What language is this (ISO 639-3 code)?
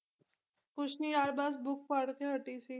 pan